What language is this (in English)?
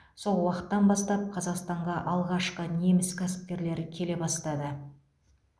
Kazakh